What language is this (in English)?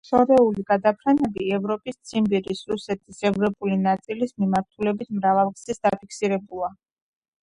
Georgian